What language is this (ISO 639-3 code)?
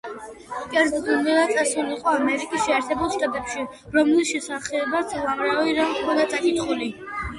kat